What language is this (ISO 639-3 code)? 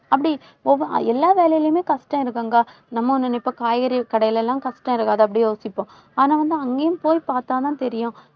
tam